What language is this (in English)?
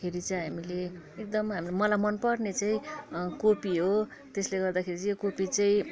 Nepali